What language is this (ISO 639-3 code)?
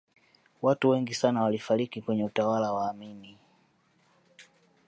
swa